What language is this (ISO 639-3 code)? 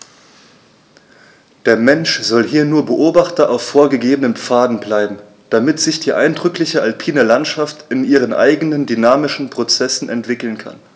deu